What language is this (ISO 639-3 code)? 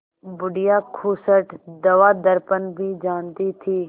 hin